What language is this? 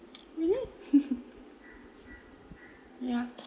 English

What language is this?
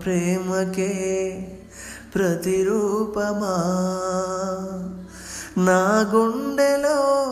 Telugu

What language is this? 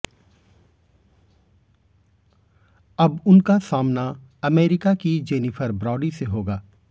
Hindi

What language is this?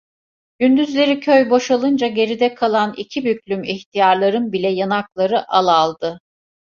Turkish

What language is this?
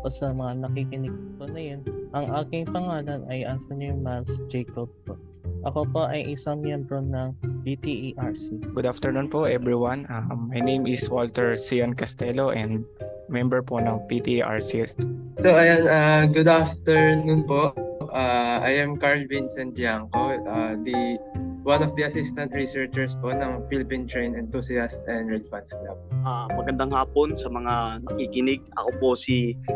Filipino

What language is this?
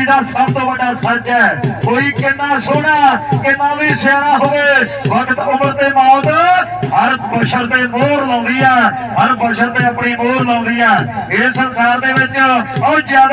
Punjabi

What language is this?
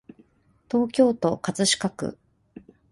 Japanese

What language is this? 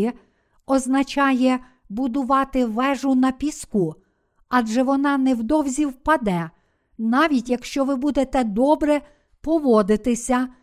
Ukrainian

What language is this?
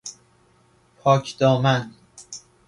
Persian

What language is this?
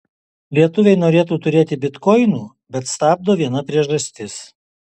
Lithuanian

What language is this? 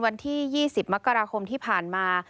Thai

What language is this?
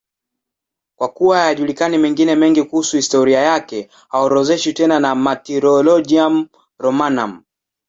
Swahili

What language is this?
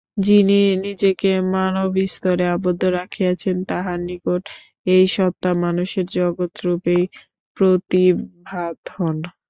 Bangla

